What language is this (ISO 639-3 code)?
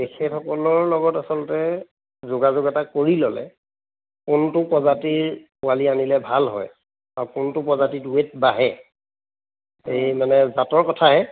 asm